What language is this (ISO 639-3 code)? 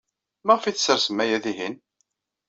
kab